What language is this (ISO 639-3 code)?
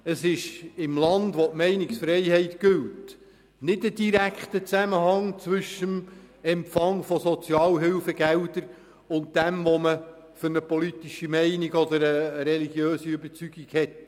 gsw